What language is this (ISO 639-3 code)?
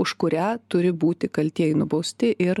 lit